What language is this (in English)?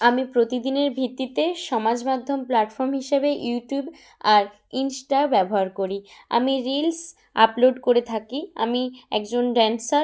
Bangla